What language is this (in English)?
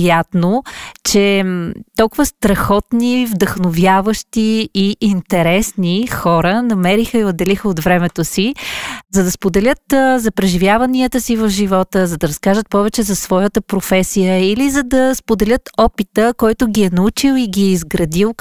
Bulgarian